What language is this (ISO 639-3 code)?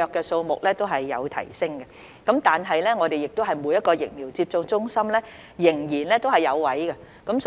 yue